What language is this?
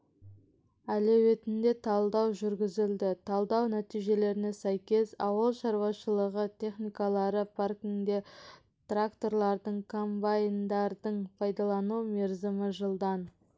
Kazakh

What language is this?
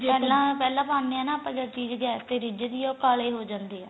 Punjabi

